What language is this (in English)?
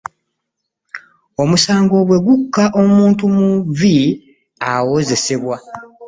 Ganda